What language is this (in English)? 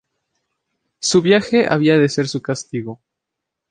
Spanish